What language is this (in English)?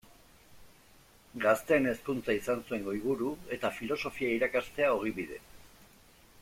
Basque